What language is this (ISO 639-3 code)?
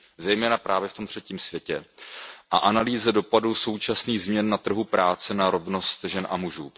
ces